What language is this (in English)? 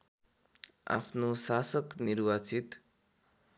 Nepali